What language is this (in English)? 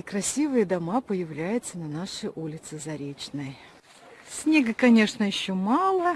Russian